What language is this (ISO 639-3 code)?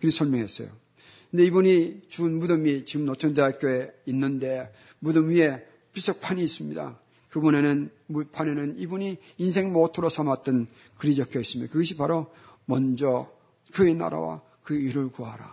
kor